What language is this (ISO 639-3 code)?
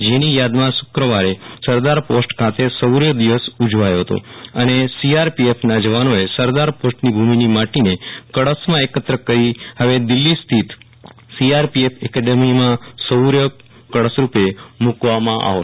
guj